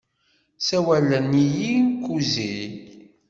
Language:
Kabyle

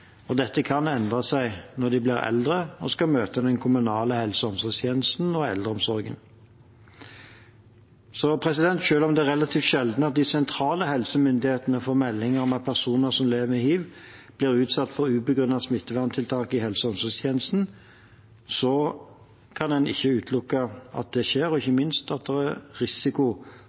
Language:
Norwegian Bokmål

